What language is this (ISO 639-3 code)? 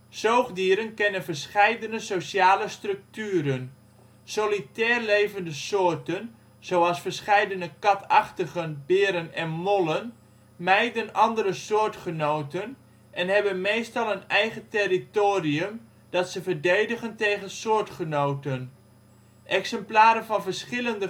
nld